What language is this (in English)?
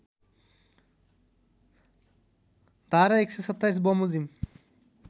Nepali